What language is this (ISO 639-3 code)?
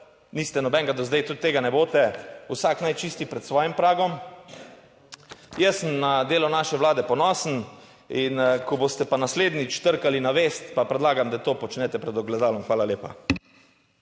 slv